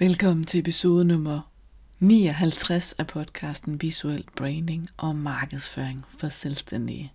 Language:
Danish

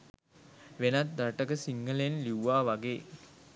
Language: Sinhala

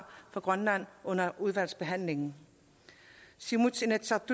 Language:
Danish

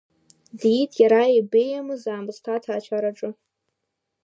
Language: Abkhazian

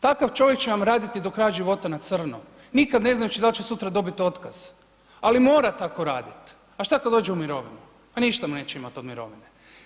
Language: Croatian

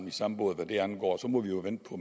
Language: Danish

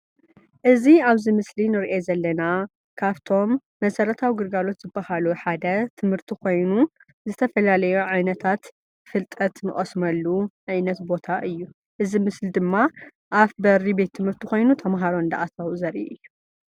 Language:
Tigrinya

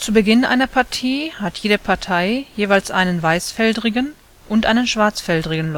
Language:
German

